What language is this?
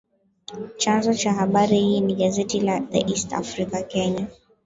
Swahili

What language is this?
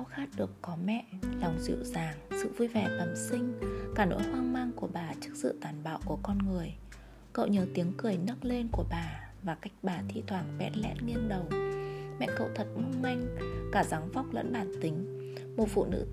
Vietnamese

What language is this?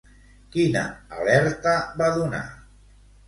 Catalan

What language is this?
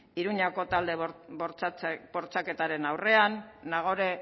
Basque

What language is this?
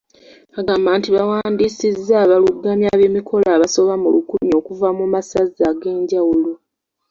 Ganda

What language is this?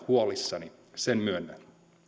Finnish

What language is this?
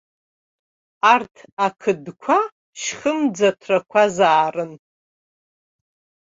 Abkhazian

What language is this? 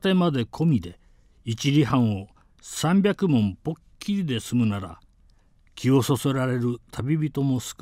Japanese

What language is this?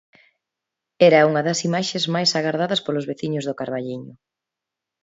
Galician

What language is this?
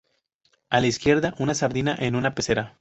Spanish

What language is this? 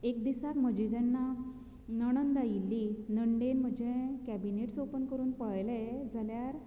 Konkani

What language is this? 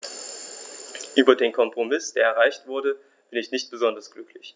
German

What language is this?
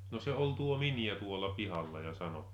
Finnish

